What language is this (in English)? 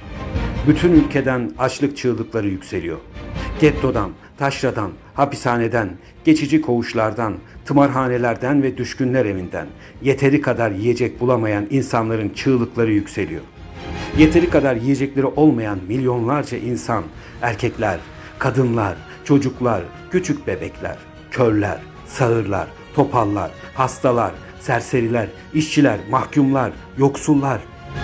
Turkish